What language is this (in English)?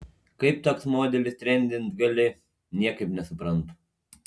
Lithuanian